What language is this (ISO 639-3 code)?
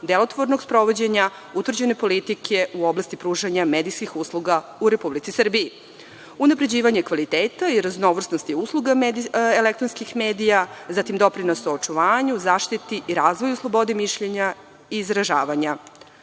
srp